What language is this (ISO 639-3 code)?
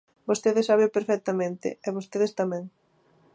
glg